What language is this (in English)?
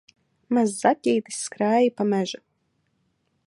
Latvian